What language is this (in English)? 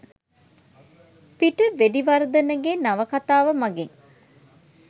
Sinhala